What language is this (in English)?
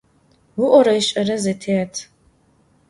Adyghe